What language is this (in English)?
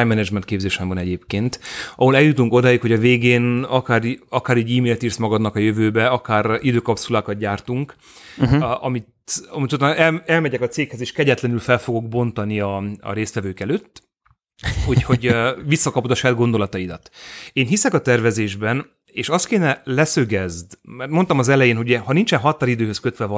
Hungarian